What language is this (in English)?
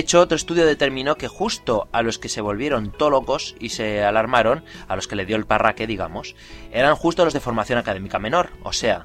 Spanish